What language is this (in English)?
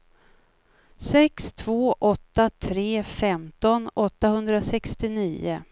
Swedish